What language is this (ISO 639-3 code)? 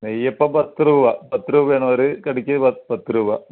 mal